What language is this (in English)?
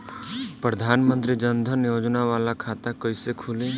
Bhojpuri